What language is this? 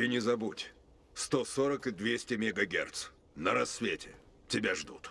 Russian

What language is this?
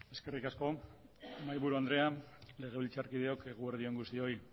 Basque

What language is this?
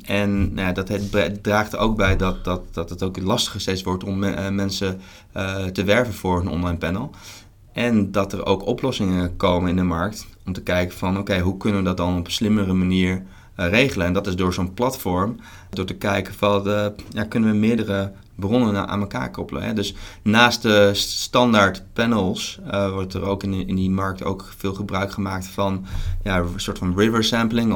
Dutch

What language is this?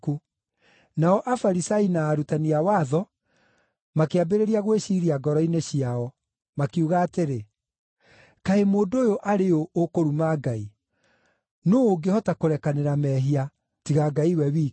Kikuyu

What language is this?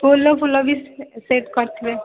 Odia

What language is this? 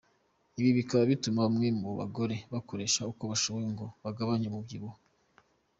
Kinyarwanda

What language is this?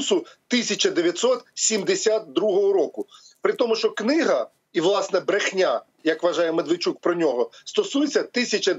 Ukrainian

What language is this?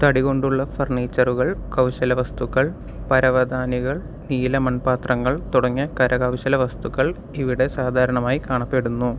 Malayalam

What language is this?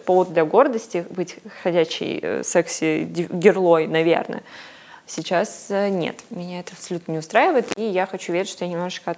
Russian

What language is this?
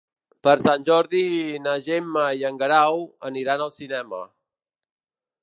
Catalan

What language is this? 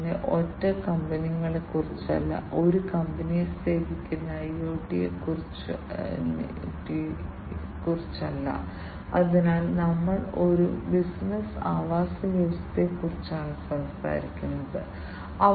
Malayalam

